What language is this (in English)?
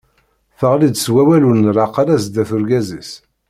Kabyle